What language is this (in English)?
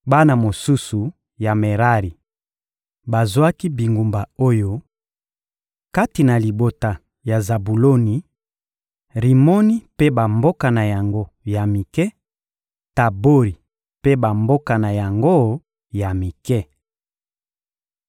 Lingala